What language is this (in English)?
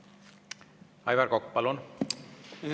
Estonian